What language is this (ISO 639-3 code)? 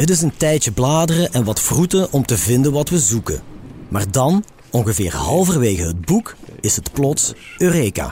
nld